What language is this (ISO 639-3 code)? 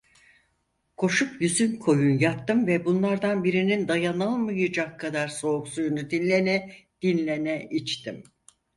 tur